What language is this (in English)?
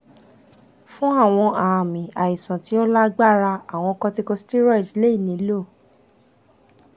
Yoruba